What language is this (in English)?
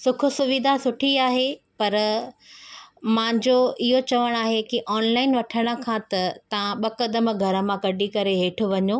Sindhi